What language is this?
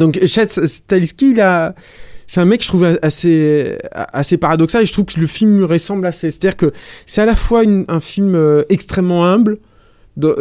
French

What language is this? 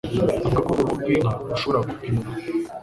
Kinyarwanda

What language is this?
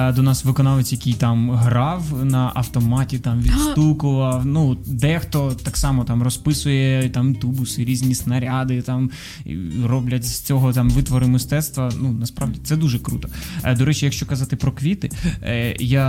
Ukrainian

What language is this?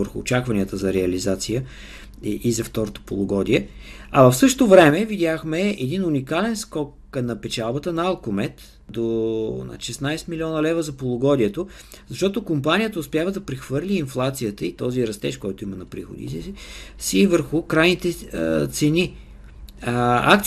Bulgarian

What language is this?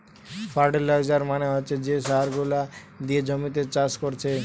Bangla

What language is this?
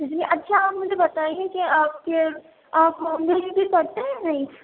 Urdu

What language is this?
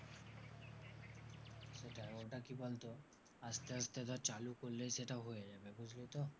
Bangla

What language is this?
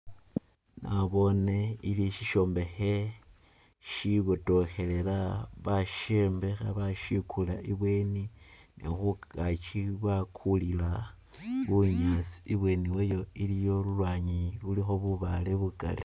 Masaaba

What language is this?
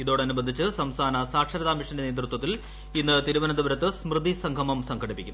Malayalam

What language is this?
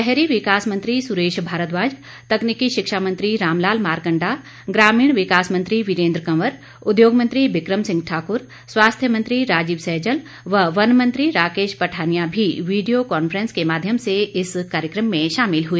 Hindi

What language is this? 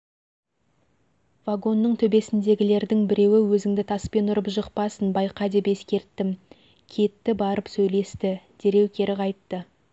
Kazakh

